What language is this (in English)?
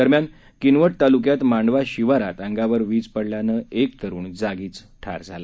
Marathi